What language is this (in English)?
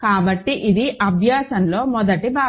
Telugu